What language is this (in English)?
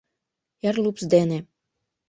Mari